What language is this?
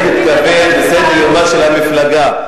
Hebrew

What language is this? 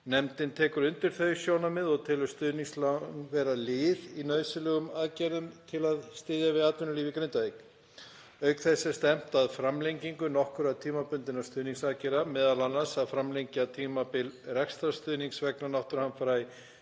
Icelandic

